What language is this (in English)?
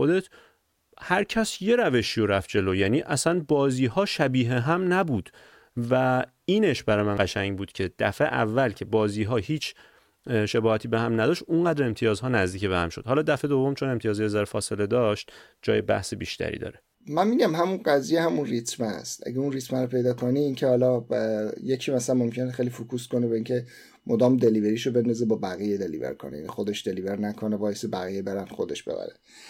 Persian